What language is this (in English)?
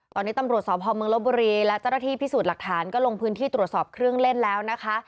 Thai